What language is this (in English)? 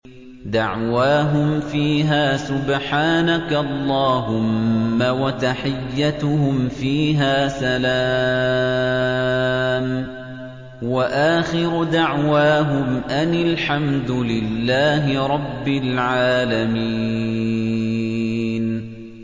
Arabic